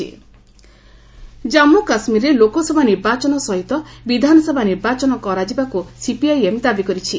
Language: Odia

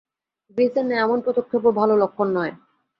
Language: Bangla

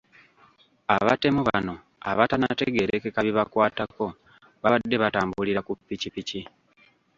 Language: Ganda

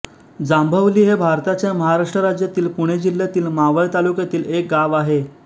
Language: Marathi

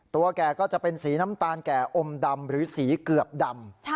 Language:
Thai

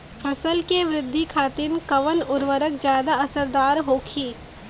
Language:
Bhojpuri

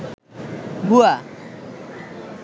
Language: Bangla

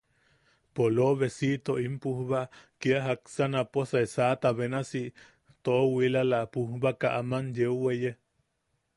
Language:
Yaqui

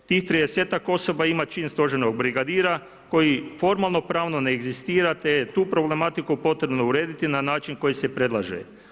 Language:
Croatian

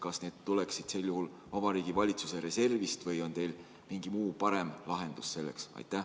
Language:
Estonian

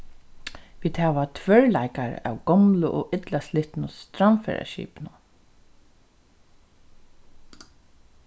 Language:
Faroese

